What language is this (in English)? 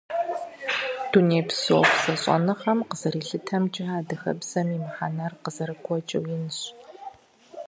Kabardian